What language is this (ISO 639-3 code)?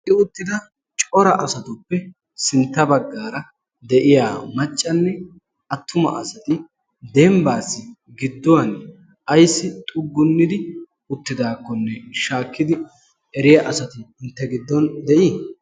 wal